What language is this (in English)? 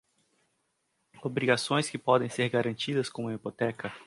Portuguese